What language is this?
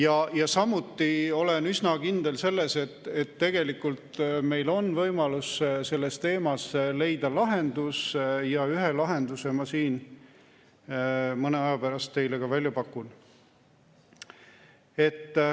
Estonian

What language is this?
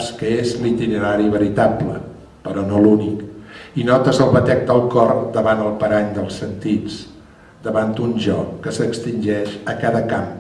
Catalan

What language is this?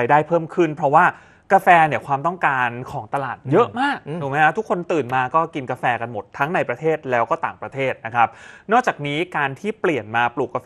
Thai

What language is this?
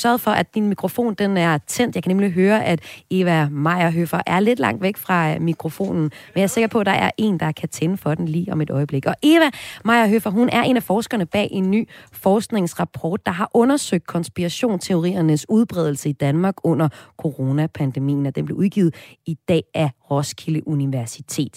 Danish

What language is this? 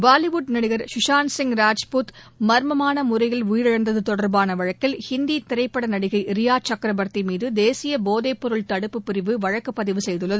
Tamil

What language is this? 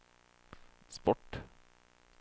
Swedish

